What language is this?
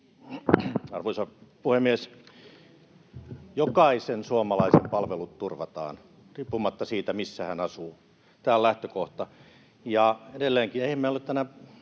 Finnish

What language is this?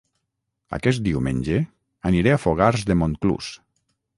Catalan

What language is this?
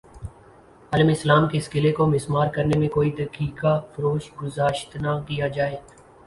Urdu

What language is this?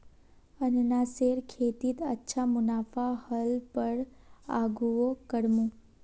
Magahi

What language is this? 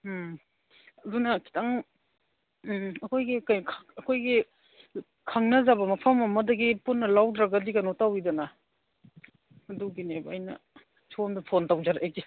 Manipuri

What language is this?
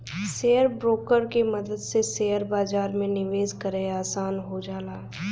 Bhojpuri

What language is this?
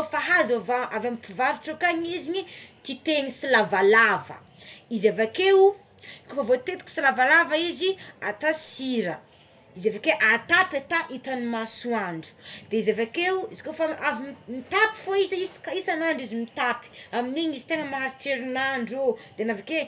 Tsimihety Malagasy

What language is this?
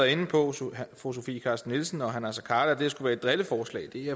Danish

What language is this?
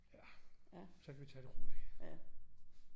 Danish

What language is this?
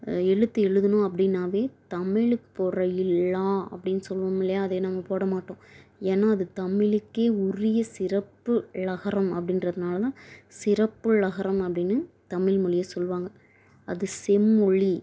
Tamil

